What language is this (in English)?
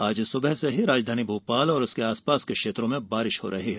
Hindi